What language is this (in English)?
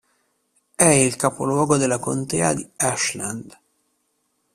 Italian